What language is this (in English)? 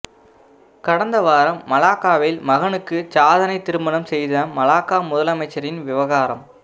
Tamil